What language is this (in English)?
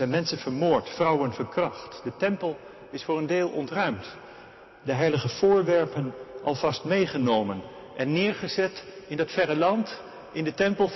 Dutch